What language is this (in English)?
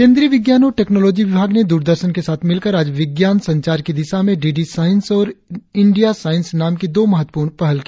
Hindi